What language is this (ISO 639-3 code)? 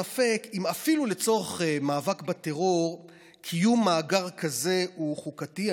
heb